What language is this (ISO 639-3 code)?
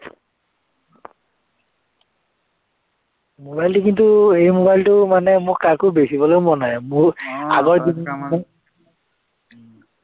asm